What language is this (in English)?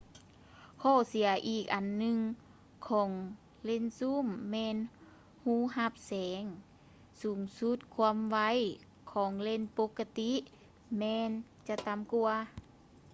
Lao